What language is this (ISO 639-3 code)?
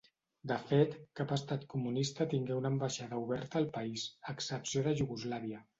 cat